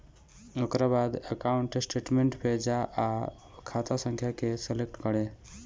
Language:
Bhojpuri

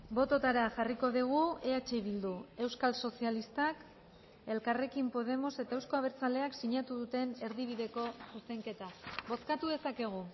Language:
Basque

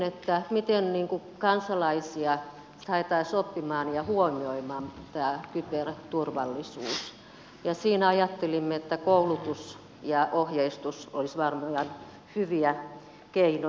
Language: Finnish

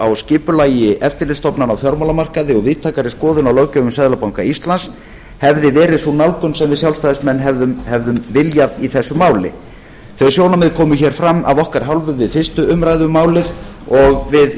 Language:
Icelandic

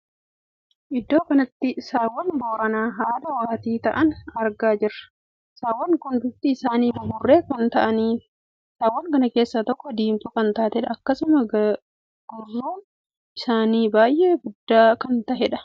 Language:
Oromo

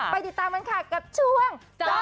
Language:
Thai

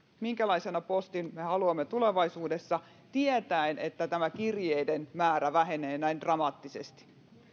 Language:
Finnish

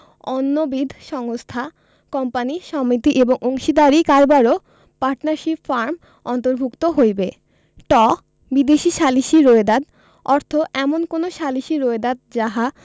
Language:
Bangla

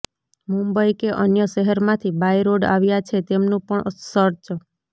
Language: Gujarati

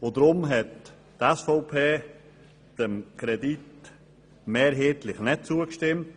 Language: Swiss German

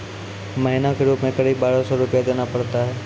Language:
Maithili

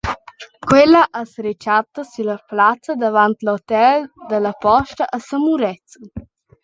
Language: Romansh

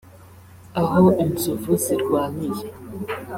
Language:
Kinyarwanda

